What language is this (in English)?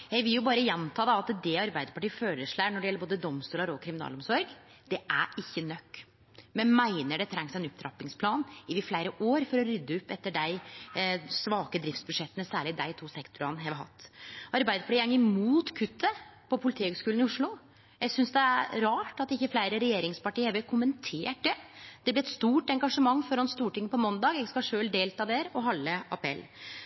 Norwegian Nynorsk